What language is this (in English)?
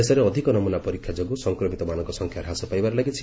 Odia